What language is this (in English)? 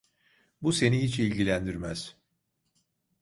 Turkish